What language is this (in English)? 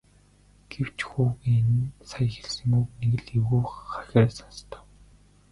Mongolian